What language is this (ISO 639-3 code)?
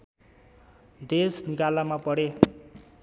nep